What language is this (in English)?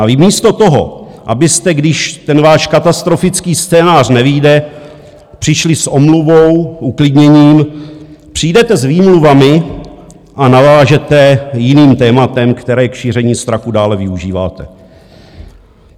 Czech